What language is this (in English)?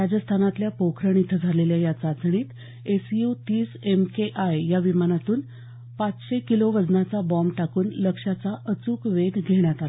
Marathi